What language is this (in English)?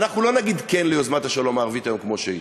Hebrew